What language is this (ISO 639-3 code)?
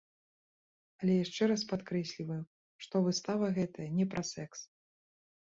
bel